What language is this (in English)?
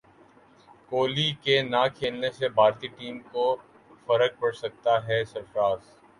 Urdu